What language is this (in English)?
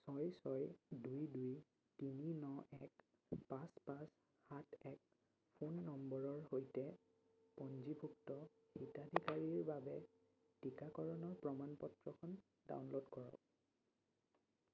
Assamese